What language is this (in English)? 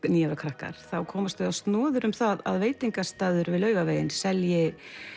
Icelandic